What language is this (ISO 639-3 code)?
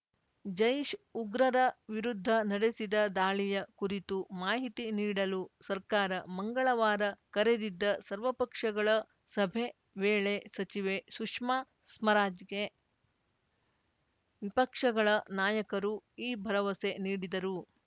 kan